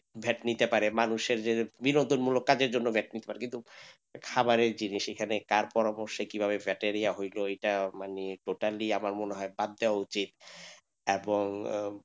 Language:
Bangla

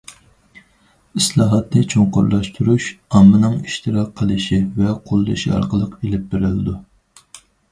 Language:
Uyghur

